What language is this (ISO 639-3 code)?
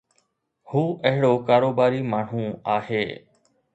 snd